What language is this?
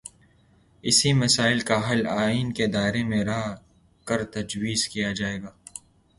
Urdu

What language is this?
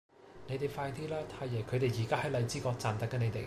Cantonese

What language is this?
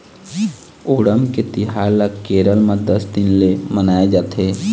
Chhattisgarhi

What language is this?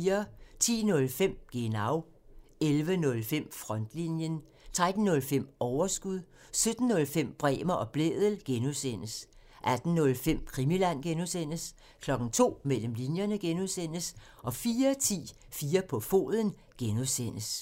Danish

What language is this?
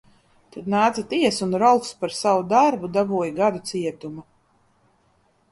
Latvian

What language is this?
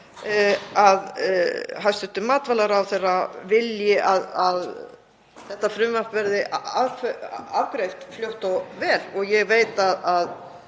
Icelandic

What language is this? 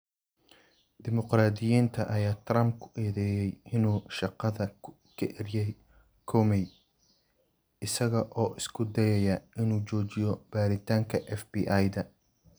Somali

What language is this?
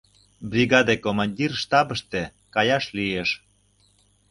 Mari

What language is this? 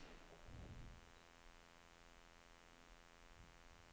Swedish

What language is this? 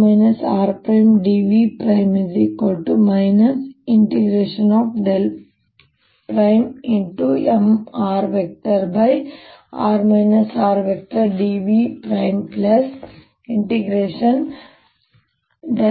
Kannada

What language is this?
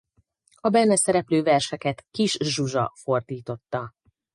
Hungarian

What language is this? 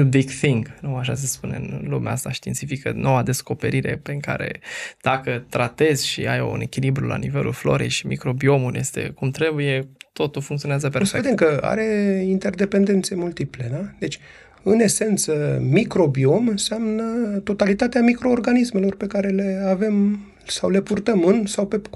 Romanian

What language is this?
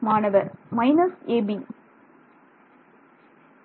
Tamil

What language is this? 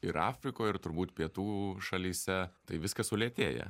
Lithuanian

